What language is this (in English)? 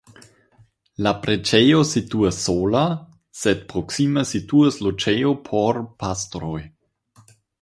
Esperanto